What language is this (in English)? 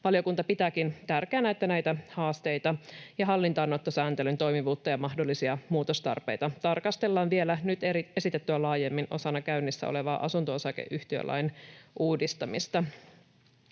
Finnish